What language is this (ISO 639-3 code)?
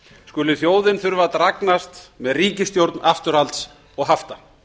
isl